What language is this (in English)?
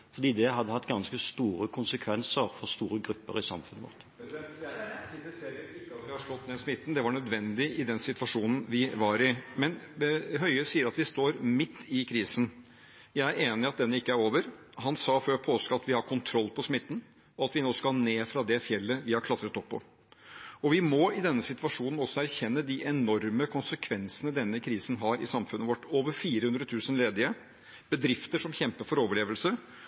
Norwegian